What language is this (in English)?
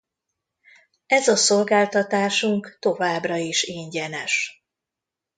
Hungarian